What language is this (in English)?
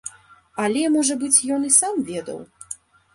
Belarusian